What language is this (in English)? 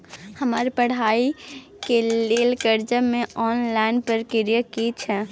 Maithili